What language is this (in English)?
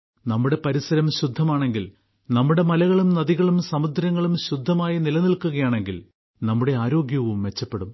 Malayalam